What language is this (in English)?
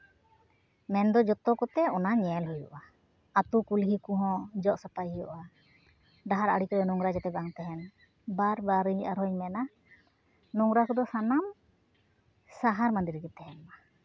Santali